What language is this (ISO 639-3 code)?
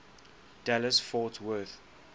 eng